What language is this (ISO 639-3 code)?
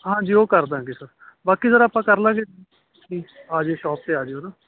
pan